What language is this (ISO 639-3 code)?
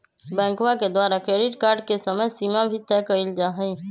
mag